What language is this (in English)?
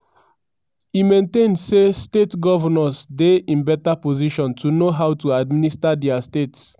Nigerian Pidgin